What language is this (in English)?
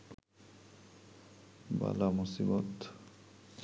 Bangla